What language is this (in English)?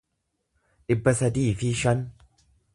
Oromo